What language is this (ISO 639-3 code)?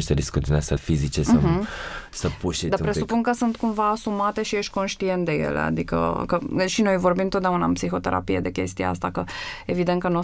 ron